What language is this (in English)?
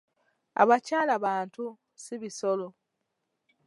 Ganda